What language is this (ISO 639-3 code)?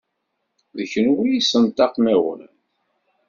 kab